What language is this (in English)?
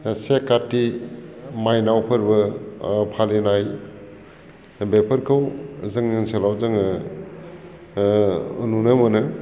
Bodo